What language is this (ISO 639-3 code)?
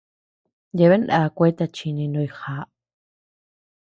cux